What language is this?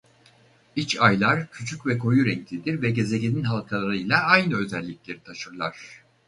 Turkish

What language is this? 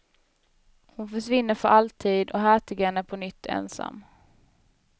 Swedish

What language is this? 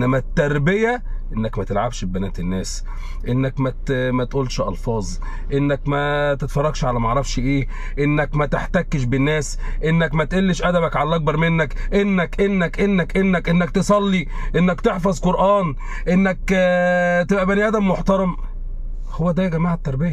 Arabic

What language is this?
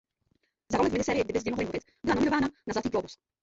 Czech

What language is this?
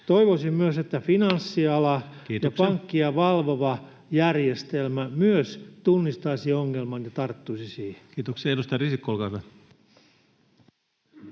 Finnish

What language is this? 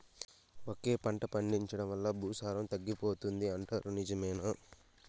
Telugu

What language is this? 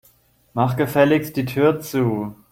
German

